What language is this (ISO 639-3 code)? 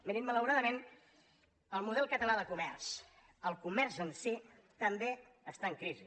cat